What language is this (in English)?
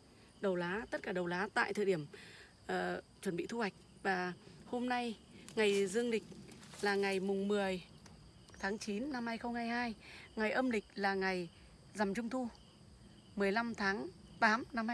Vietnamese